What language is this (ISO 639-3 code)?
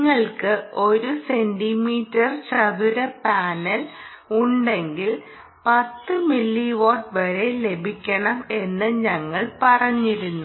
mal